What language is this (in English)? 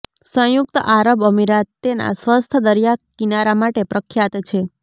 Gujarati